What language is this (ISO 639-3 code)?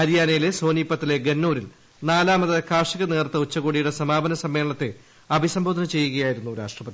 mal